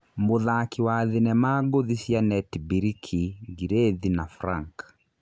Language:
Kikuyu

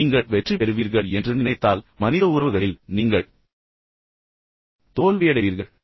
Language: Tamil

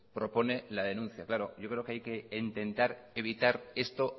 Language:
Spanish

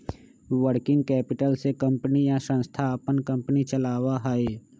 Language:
Magahi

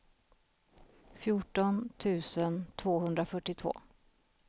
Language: Swedish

